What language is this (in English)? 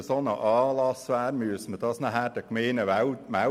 Swiss German